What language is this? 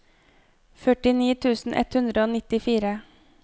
Norwegian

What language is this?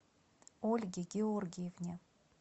Russian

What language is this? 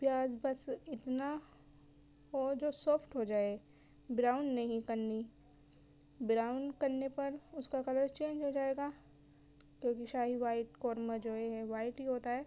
Urdu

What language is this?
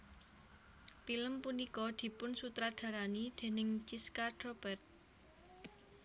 Javanese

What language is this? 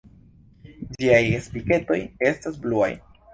Esperanto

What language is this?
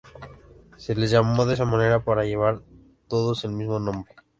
Spanish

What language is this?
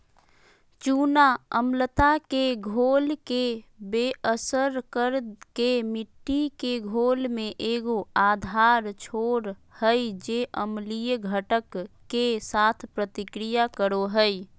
Magahi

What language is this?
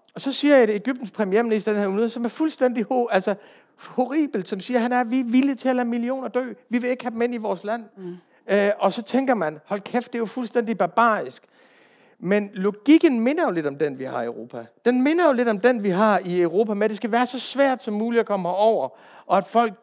Danish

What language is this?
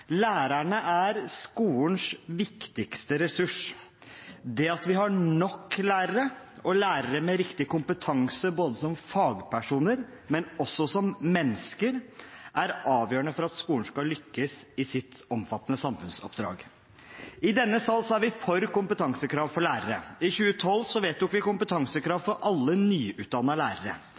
Norwegian Bokmål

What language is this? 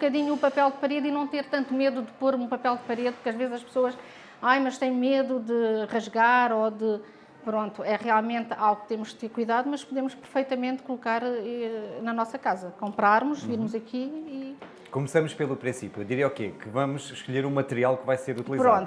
Portuguese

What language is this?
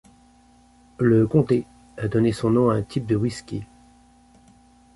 French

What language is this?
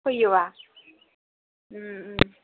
Bodo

